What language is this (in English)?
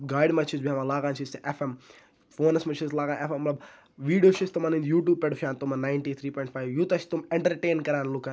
Kashmiri